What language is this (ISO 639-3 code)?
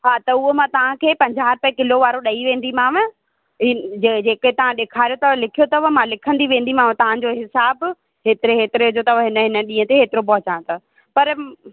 snd